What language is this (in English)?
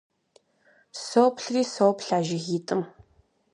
Kabardian